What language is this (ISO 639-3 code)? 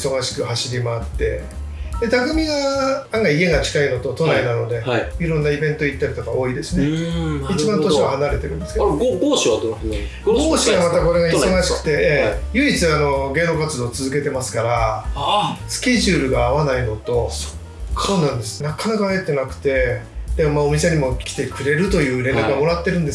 jpn